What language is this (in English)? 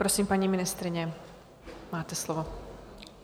Czech